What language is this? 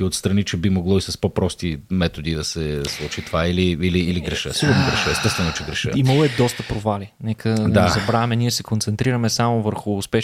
Bulgarian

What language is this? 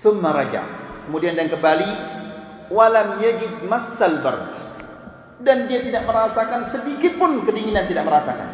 Malay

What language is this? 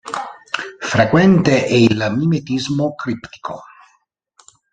Italian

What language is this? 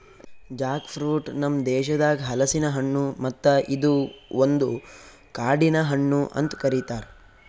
Kannada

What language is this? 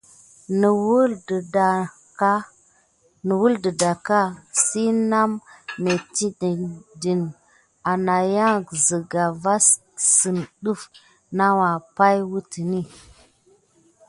Gidar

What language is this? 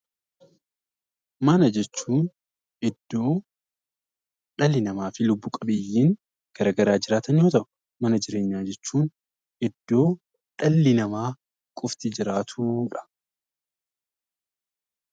Oromo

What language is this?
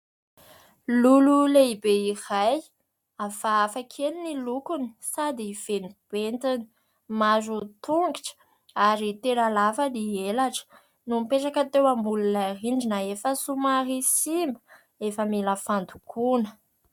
Malagasy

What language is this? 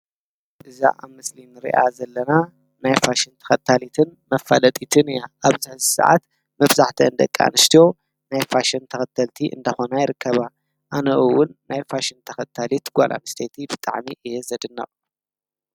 Tigrinya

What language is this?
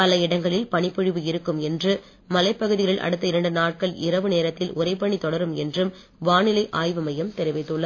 Tamil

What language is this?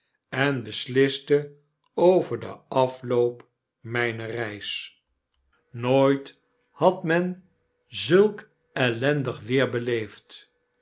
Dutch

